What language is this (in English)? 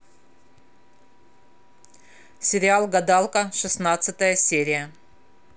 Russian